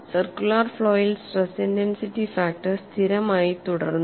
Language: Malayalam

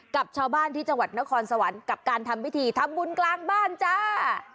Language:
Thai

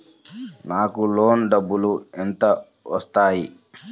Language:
Telugu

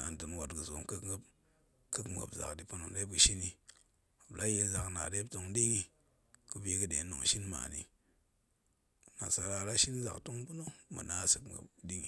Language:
Goemai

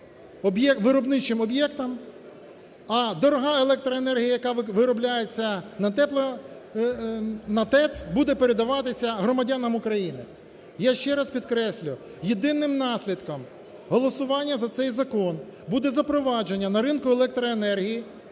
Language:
Ukrainian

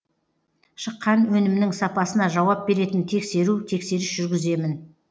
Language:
Kazakh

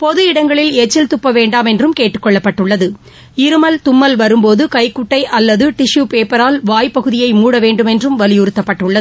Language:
Tamil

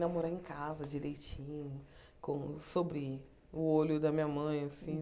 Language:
Portuguese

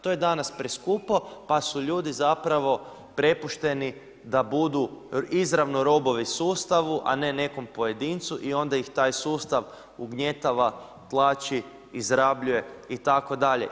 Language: Croatian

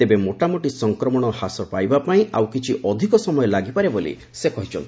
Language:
Odia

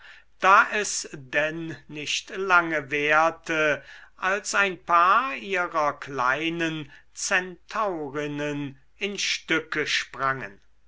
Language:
German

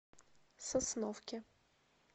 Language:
Russian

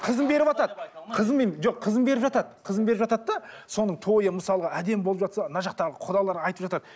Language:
Kazakh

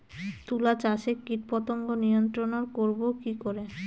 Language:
Bangla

